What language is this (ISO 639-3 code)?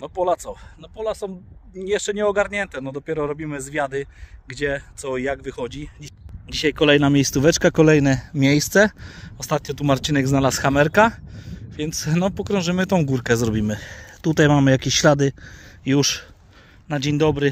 pol